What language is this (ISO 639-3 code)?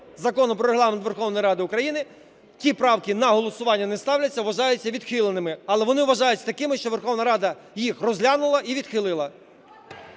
ukr